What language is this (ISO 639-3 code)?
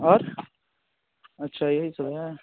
hin